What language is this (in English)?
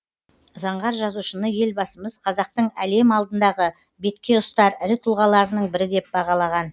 Kazakh